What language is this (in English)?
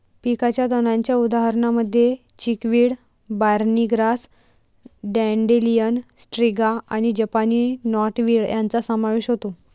Marathi